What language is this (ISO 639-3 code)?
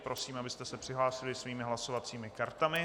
ces